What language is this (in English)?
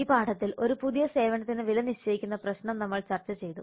Malayalam